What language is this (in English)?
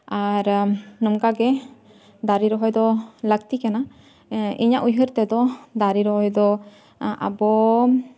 Santali